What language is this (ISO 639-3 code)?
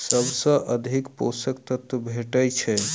mai